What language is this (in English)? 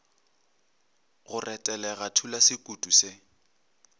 Northern Sotho